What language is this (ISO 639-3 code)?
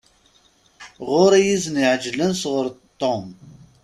kab